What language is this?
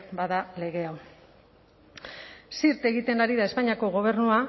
Basque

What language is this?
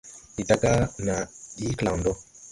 Tupuri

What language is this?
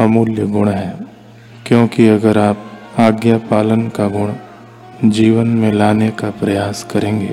Hindi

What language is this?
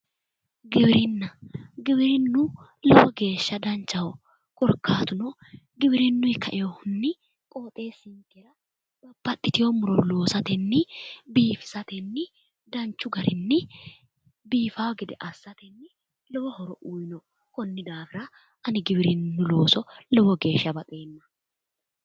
Sidamo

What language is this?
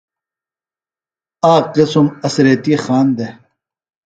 Phalura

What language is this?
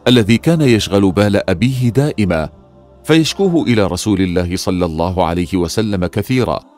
Arabic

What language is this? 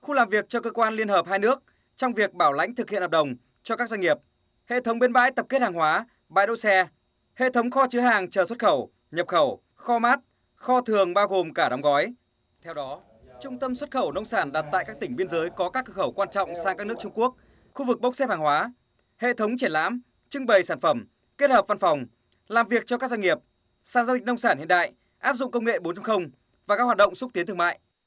Vietnamese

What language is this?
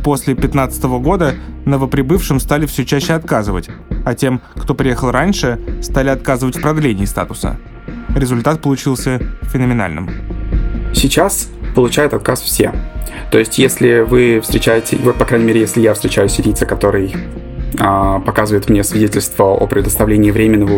Russian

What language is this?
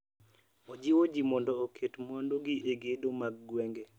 Luo (Kenya and Tanzania)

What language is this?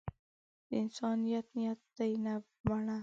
Pashto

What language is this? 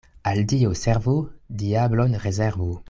Esperanto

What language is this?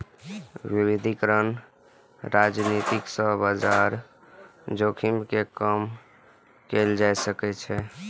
Maithili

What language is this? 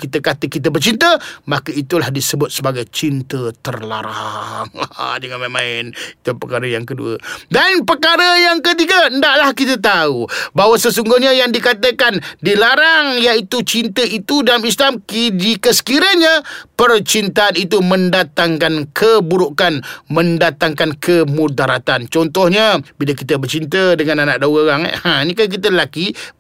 Malay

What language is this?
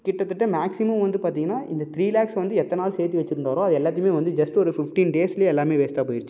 Tamil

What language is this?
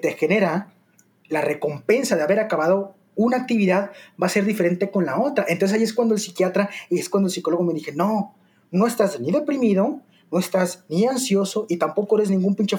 Spanish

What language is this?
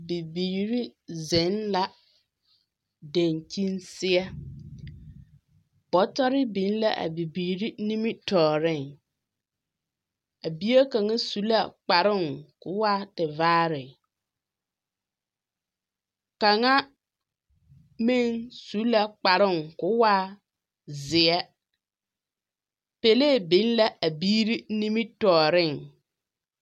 Southern Dagaare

